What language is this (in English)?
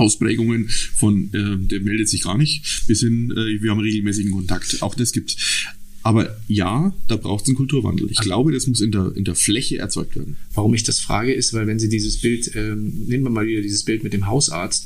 German